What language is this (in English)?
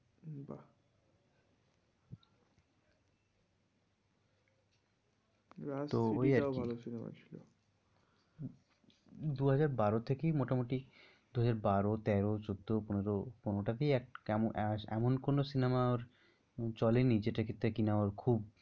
Bangla